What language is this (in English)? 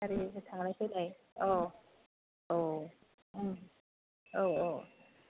Bodo